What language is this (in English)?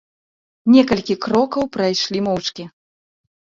Belarusian